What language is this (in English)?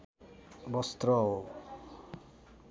Nepali